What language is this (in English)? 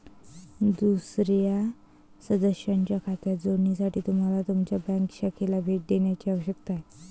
Marathi